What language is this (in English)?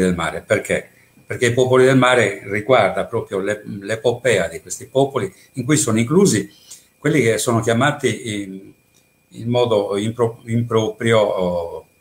Italian